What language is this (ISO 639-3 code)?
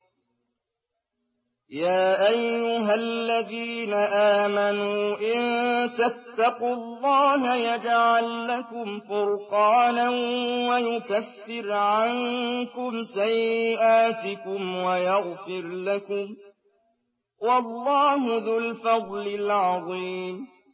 ara